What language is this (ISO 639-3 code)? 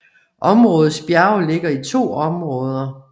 dan